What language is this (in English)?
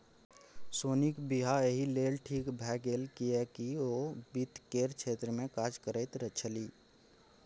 Maithili